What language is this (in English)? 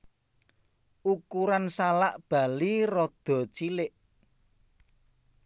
Javanese